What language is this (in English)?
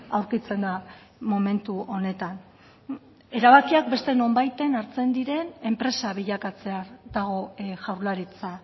Basque